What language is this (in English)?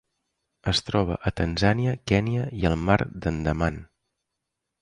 Catalan